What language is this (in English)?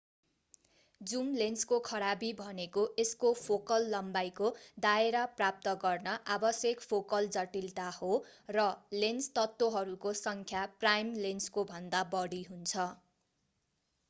Nepali